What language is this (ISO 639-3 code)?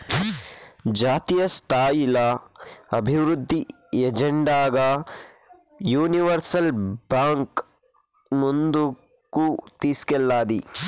tel